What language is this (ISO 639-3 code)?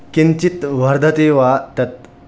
san